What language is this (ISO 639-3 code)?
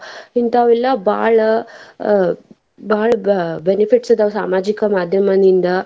kan